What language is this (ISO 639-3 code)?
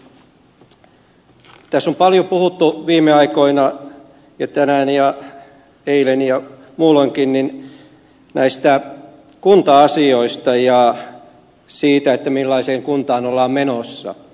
fin